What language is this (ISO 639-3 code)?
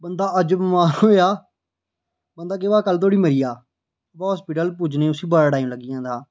doi